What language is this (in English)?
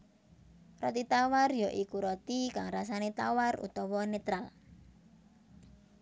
Javanese